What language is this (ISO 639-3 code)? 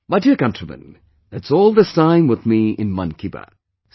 eng